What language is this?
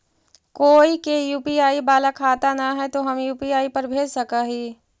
Magahi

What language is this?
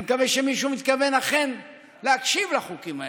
Hebrew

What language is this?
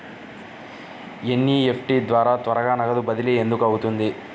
Telugu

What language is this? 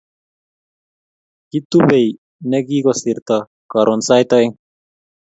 Kalenjin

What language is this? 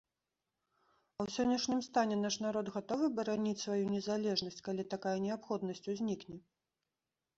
Belarusian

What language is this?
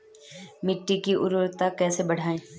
Hindi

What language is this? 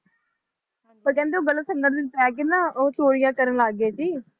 Punjabi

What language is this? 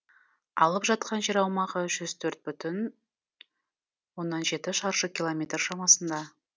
Kazakh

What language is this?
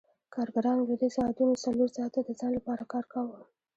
Pashto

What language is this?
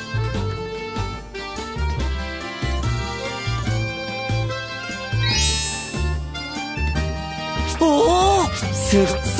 Japanese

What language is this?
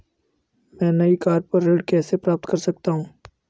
Hindi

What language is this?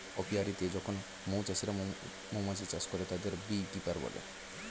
Bangla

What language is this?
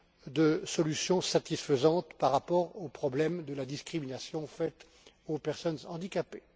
French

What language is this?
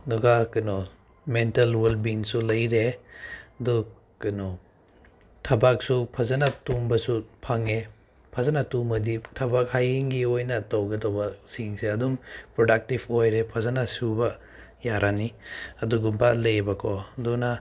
Manipuri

